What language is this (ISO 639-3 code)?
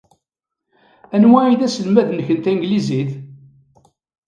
kab